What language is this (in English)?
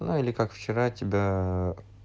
Russian